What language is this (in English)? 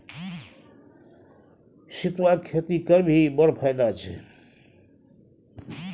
Maithili